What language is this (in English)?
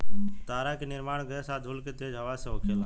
Bhojpuri